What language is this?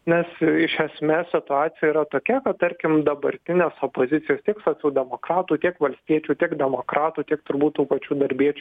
Lithuanian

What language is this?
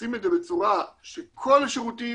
Hebrew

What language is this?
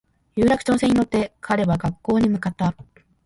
Japanese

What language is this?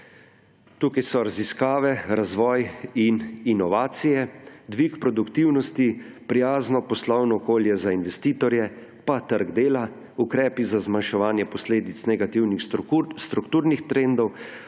Slovenian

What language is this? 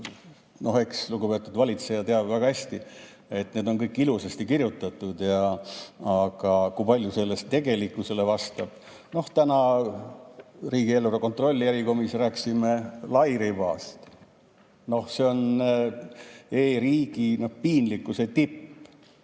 Estonian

